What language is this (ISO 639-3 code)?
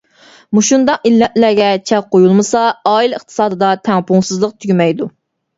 uig